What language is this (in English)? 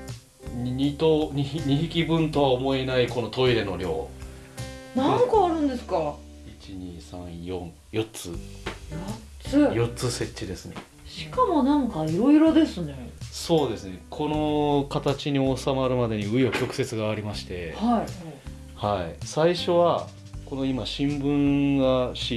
Japanese